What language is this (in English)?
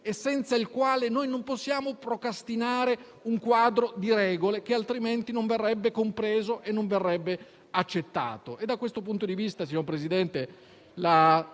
Italian